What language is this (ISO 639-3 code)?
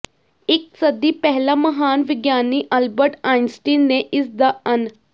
pan